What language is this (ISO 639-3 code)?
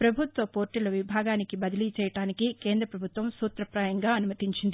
tel